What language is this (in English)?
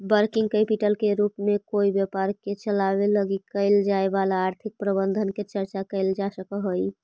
Magahi